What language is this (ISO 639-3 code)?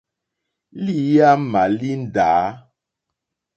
bri